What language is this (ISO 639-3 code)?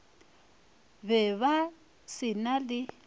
nso